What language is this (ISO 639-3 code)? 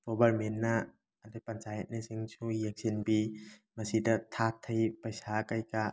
mni